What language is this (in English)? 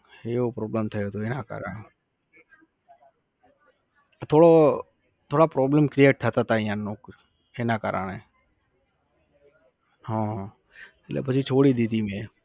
Gujarati